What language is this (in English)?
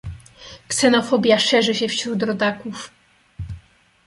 Polish